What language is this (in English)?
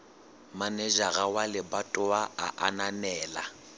Southern Sotho